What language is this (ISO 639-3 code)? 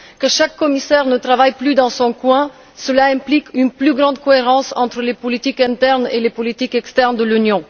fra